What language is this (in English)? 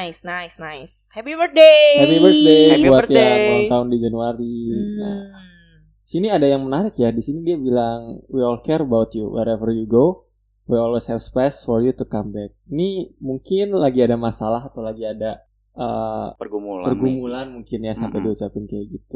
Indonesian